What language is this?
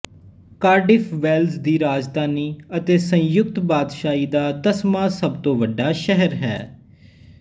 Punjabi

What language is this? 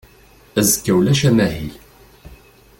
Kabyle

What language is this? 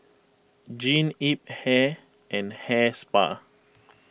English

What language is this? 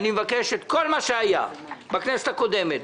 Hebrew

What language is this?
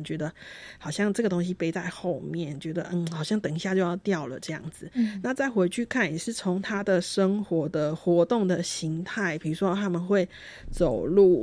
Chinese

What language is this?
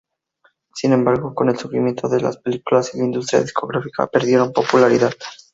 Spanish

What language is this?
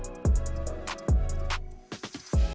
Indonesian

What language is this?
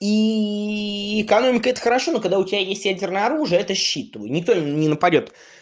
Russian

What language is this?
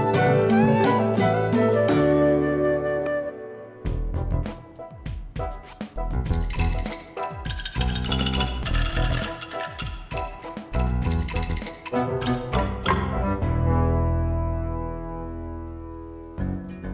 Indonesian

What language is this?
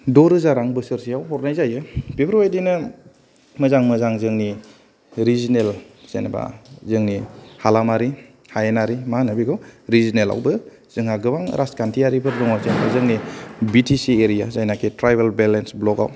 Bodo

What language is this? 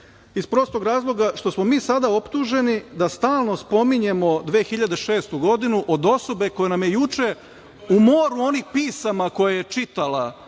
Serbian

